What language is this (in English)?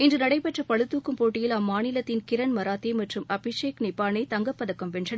Tamil